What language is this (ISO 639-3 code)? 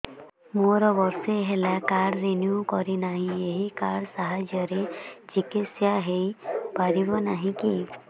ori